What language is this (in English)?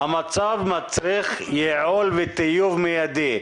Hebrew